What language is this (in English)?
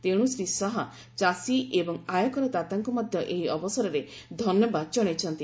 Odia